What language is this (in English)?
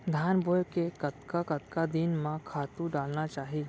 Chhattisgarhi